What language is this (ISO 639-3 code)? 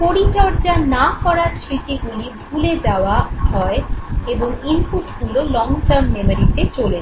ben